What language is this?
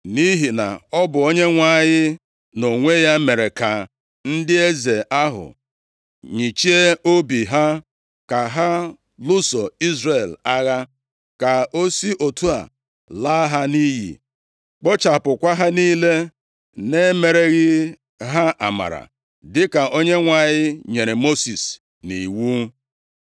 Igbo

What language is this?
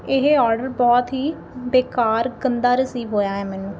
Punjabi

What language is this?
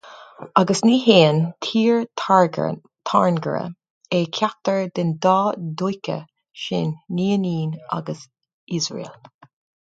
Irish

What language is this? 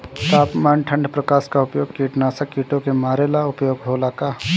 Bhojpuri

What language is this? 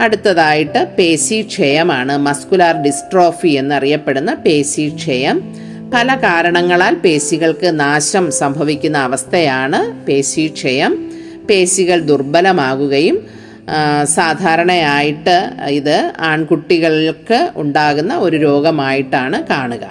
Malayalam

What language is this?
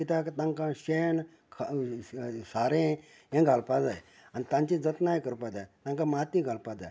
Konkani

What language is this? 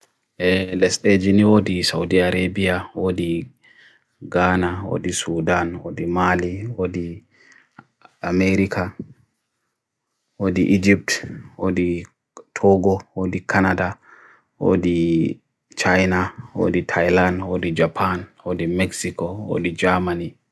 Bagirmi Fulfulde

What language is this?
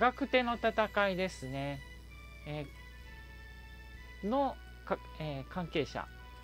Japanese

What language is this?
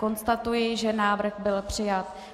Czech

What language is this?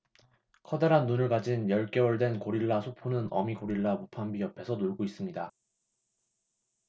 Korean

